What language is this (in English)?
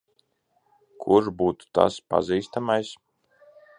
Latvian